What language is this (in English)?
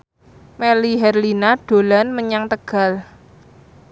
Javanese